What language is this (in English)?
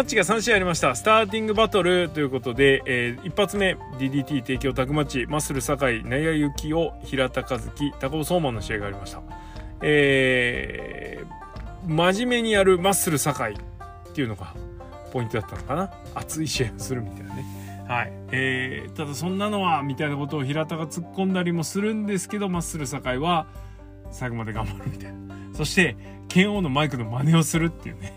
Japanese